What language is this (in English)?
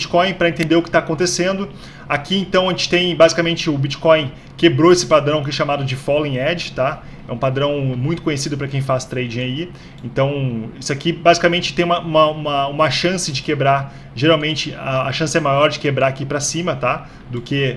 Portuguese